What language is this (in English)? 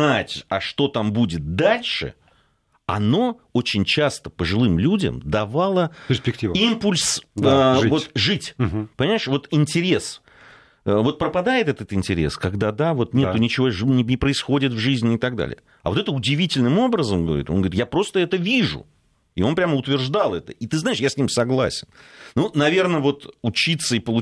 Russian